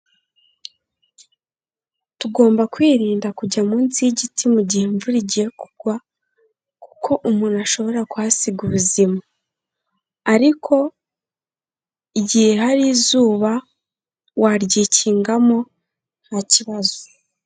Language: Kinyarwanda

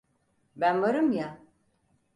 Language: Turkish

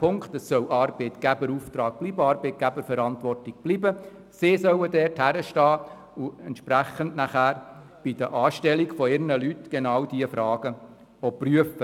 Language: Swiss German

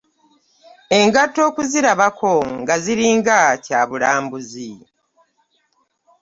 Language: Ganda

